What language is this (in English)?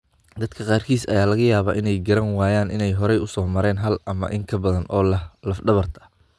Somali